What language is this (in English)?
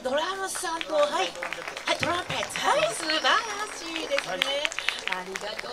Japanese